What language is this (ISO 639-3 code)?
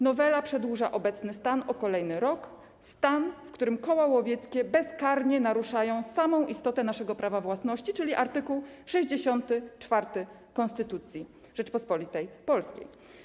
pol